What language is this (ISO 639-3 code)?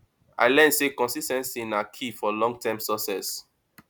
pcm